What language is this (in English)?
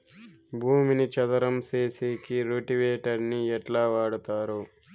Telugu